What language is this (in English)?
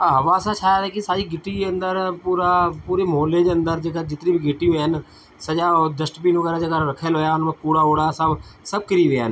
Sindhi